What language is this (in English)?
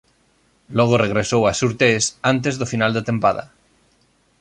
Galician